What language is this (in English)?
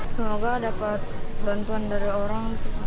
Indonesian